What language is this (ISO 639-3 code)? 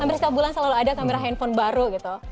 ind